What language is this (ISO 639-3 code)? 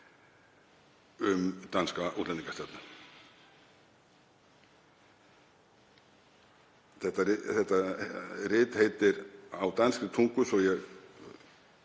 isl